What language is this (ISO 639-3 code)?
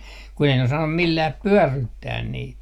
fin